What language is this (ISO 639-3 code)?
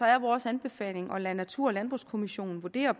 dan